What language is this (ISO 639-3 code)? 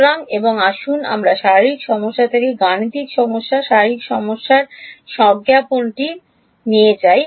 ben